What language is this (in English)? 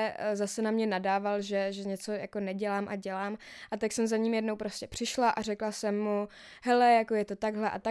Czech